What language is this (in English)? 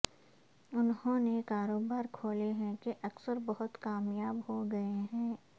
Urdu